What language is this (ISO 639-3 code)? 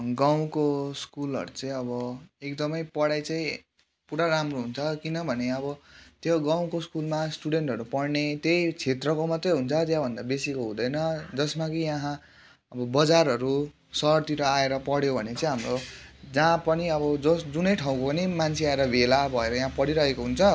nep